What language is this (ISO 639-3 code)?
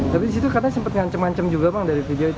ind